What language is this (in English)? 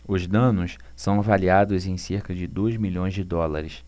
Portuguese